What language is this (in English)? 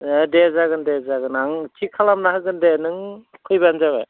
Bodo